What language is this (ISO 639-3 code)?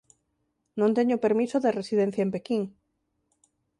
glg